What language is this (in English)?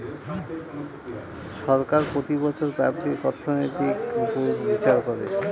Bangla